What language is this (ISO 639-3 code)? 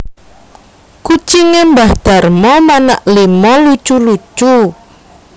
jav